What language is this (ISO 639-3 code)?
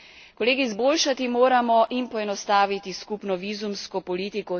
slv